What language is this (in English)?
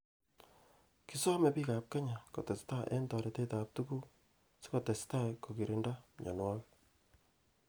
Kalenjin